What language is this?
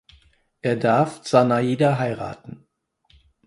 German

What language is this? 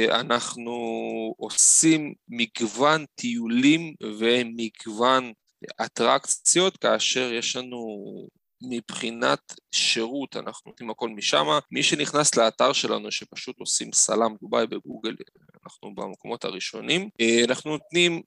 Hebrew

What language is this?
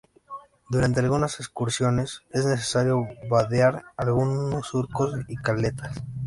Spanish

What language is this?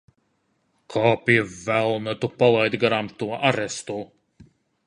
Latvian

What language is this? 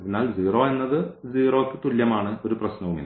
Malayalam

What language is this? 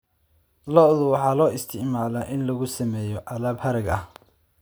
Somali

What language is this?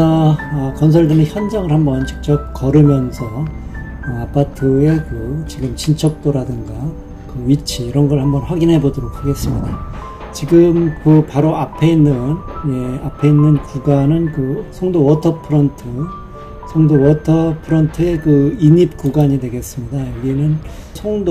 Korean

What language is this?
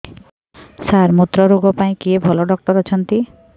Odia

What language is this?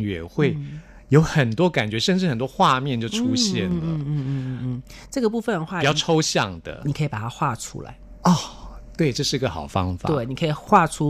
Chinese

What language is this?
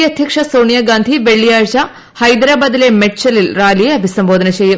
Malayalam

